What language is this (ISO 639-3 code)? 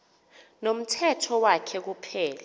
xho